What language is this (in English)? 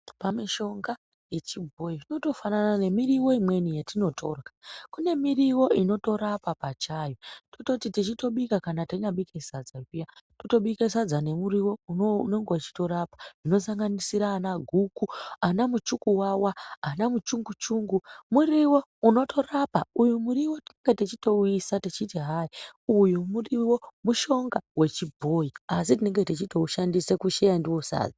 Ndau